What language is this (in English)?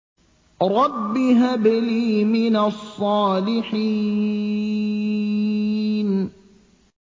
Arabic